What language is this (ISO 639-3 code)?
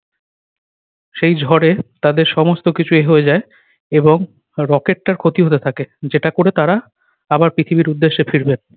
ben